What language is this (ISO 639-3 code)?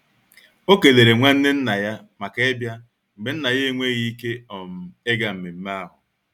ibo